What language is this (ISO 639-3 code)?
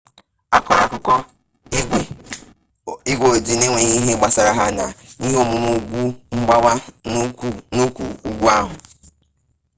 ibo